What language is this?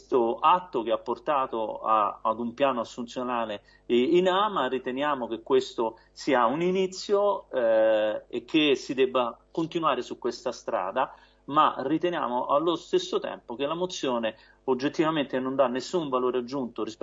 Italian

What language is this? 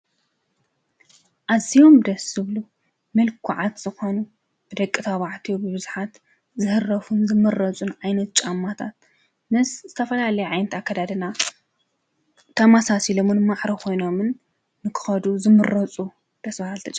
Tigrinya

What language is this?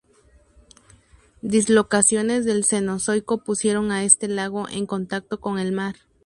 Spanish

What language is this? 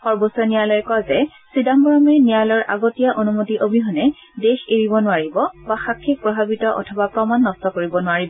Assamese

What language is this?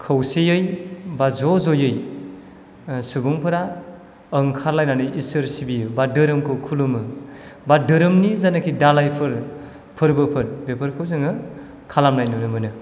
Bodo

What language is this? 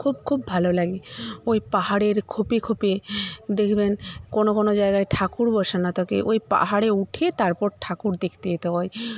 Bangla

